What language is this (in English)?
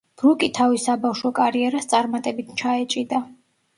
Georgian